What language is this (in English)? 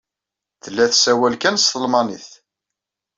Kabyle